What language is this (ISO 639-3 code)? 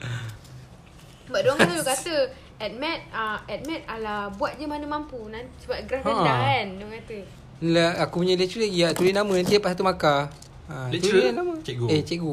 msa